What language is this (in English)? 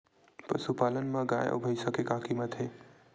Chhattisgarhi